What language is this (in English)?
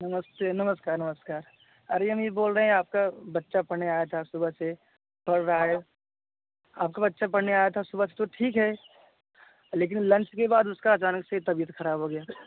Hindi